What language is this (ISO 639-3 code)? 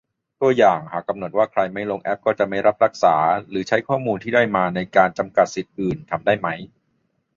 tha